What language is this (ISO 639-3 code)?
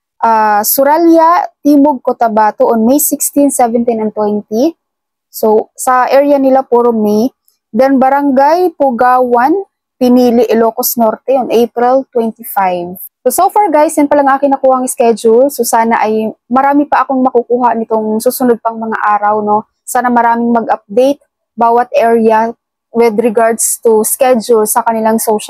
fil